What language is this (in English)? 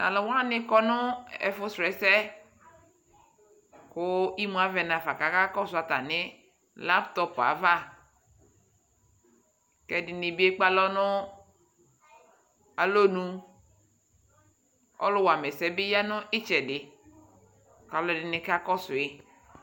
Ikposo